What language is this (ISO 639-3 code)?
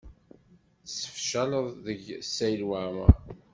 kab